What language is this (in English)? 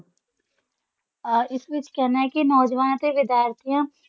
Punjabi